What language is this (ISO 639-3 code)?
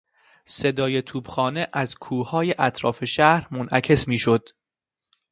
fas